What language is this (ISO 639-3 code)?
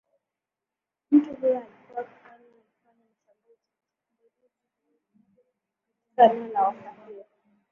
swa